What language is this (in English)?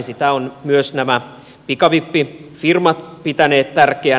Finnish